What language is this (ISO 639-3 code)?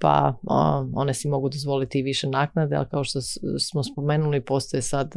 hrv